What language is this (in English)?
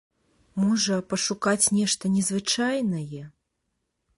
Belarusian